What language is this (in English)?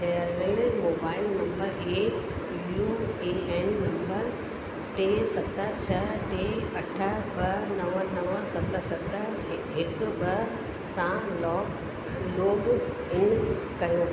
Sindhi